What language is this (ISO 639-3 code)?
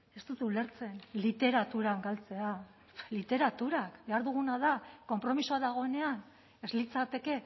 eus